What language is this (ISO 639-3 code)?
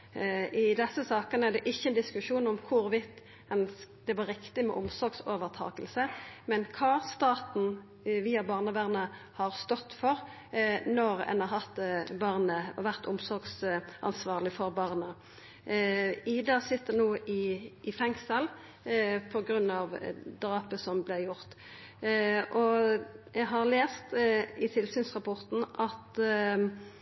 nno